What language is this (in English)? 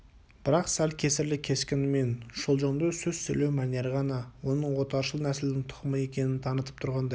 Kazakh